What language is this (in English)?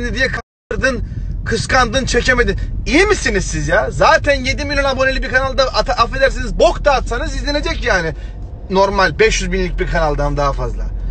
Turkish